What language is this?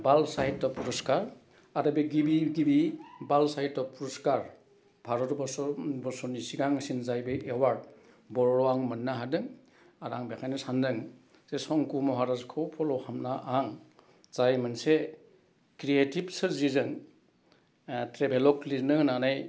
Bodo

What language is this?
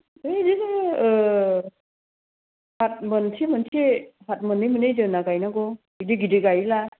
Bodo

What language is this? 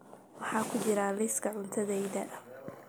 Somali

